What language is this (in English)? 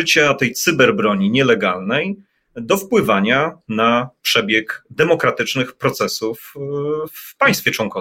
Polish